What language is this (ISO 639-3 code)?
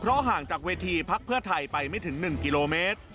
tha